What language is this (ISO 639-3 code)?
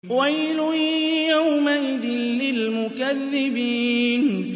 ara